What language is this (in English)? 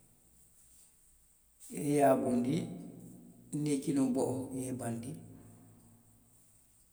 Western Maninkakan